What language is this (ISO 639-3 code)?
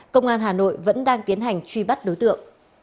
vie